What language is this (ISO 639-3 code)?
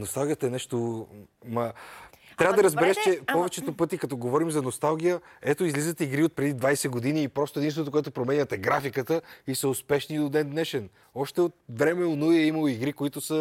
bul